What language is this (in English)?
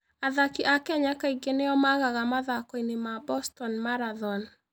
Kikuyu